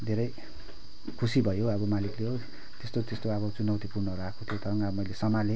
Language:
Nepali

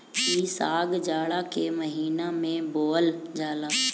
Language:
Bhojpuri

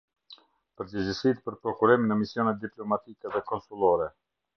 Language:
Albanian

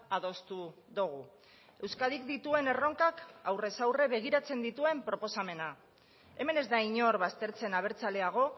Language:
Basque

